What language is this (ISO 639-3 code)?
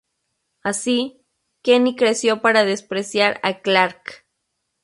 spa